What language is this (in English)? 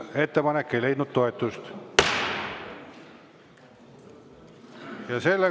Estonian